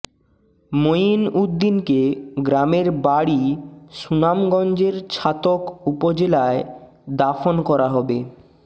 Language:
Bangla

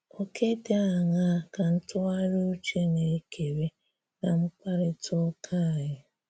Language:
Igbo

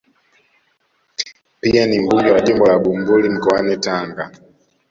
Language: Swahili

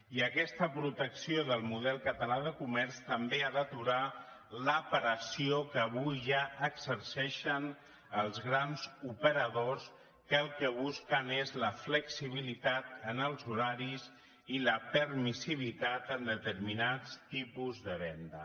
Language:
Catalan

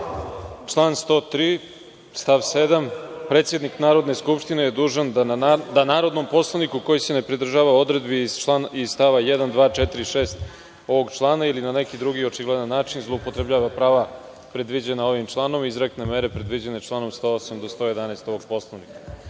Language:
Serbian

